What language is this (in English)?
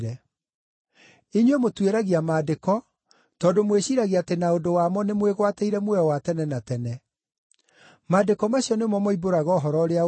Kikuyu